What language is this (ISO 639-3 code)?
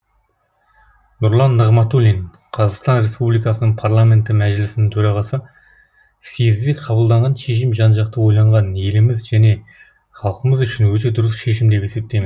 kaz